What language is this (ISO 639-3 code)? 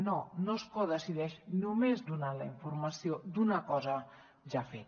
cat